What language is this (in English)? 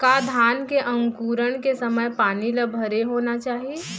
Chhattisgarhi